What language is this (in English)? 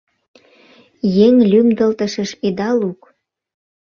Mari